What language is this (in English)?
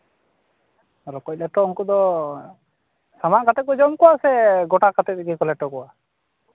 Santali